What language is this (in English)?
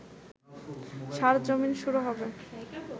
Bangla